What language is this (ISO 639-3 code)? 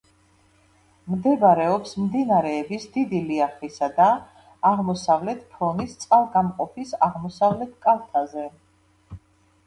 kat